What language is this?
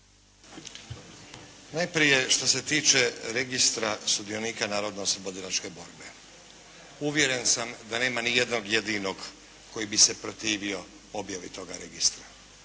Croatian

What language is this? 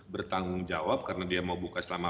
Indonesian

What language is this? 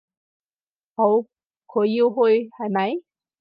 Cantonese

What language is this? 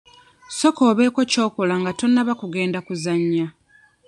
Ganda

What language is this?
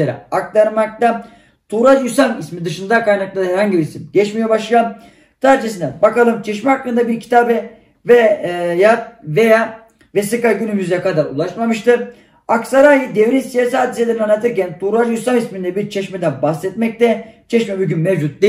Turkish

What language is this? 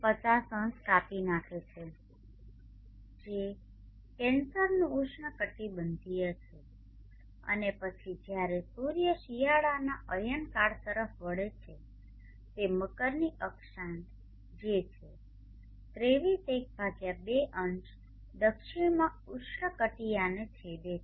Gujarati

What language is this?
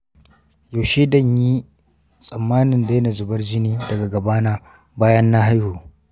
Hausa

